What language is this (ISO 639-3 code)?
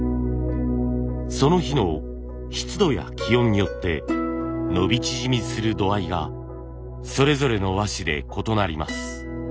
jpn